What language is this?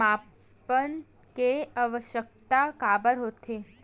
Chhattisgarhi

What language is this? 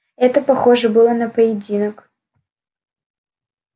Russian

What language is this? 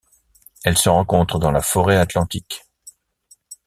French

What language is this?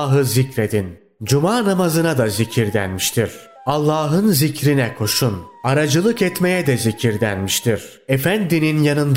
Turkish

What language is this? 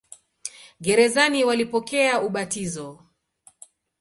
Swahili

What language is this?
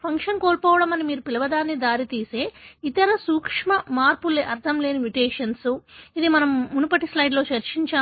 Telugu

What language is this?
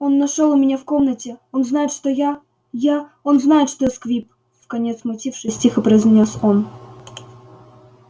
Russian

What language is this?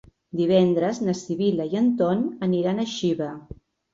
Catalan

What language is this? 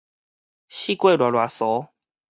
Min Nan Chinese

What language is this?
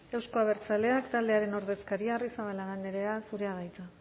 Basque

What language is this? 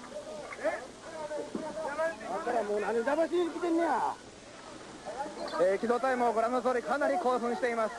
Japanese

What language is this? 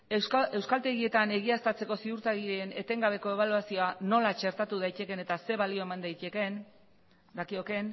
Basque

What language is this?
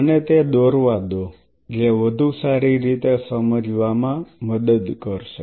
Gujarati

